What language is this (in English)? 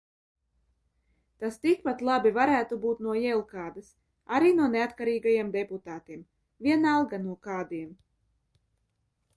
Latvian